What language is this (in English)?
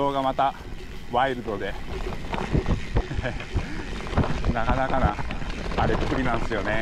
Japanese